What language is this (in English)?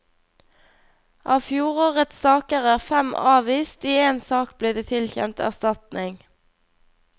Norwegian